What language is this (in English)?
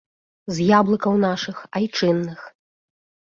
Belarusian